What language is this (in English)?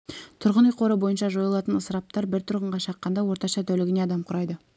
Kazakh